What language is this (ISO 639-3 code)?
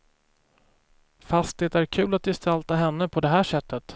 swe